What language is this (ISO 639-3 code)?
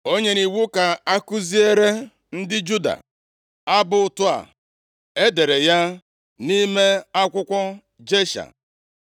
ibo